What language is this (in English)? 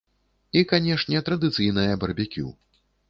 Belarusian